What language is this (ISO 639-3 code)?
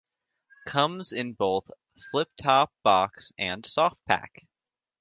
eng